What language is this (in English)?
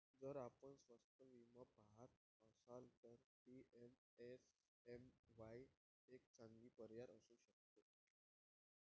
Marathi